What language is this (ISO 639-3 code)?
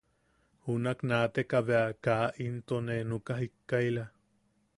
yaq